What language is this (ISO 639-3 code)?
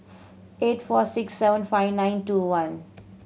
eng